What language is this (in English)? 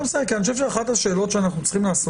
Hebrew